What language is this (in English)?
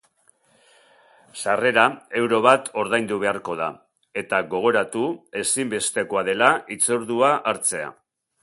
Basque